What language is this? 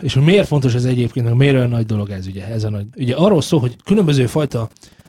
Hungarian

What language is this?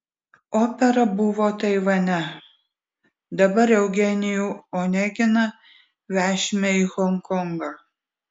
Lithuanian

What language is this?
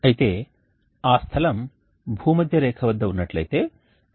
Telugu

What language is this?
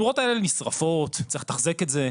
Hebrew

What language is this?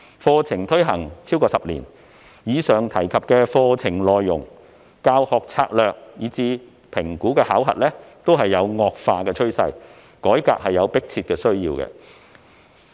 Cantonese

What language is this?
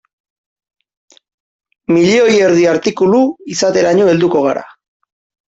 Basque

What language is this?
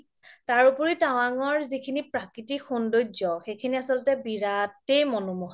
Assamese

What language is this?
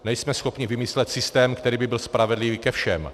Czech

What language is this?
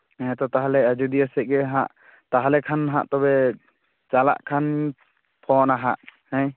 Santali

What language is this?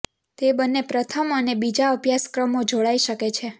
Gujarati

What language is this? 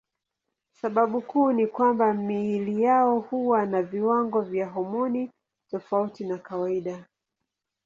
Swahili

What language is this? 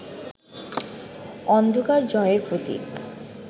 Bangla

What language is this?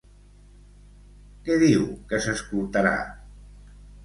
Catalan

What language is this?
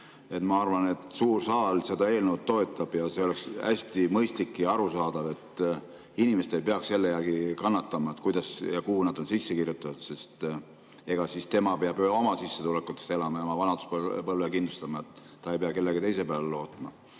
Estonian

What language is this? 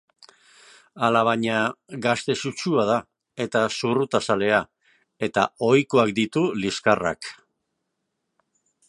Basque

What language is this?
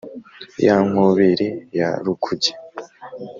Kinyarwanda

